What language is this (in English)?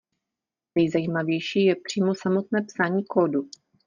Czech